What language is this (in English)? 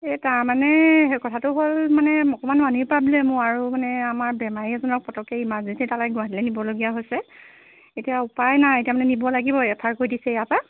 Assamese